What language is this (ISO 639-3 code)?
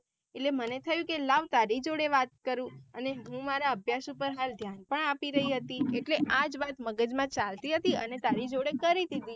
guj